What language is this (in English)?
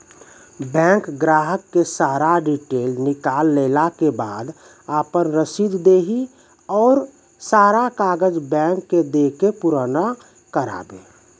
Maithili